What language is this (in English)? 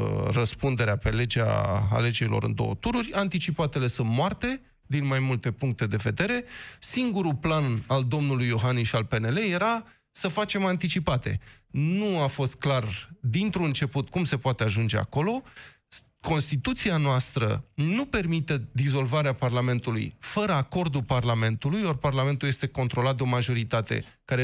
Romanian